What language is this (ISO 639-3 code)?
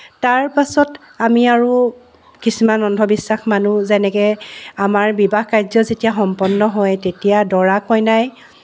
asm